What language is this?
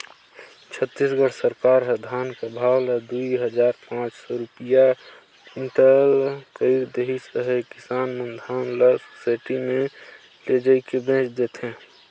Chhattisgarhi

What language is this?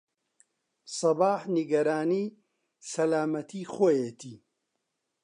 Central Kurdish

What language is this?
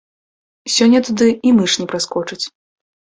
Belarusian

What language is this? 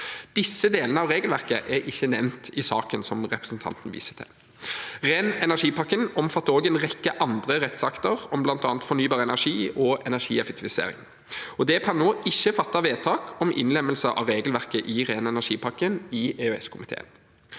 Norwegian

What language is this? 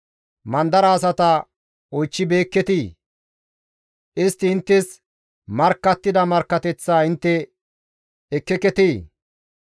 Gamo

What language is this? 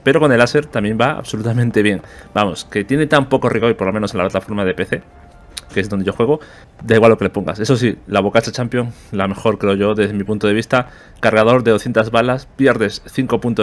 Spanish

